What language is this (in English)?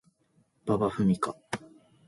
Japanese